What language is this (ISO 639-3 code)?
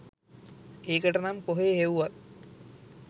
sin